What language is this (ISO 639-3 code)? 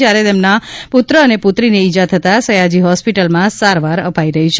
guj